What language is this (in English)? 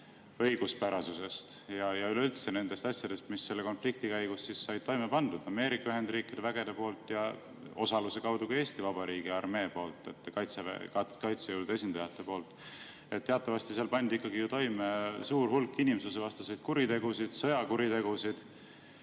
Estonian